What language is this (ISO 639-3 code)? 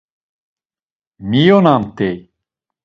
lzz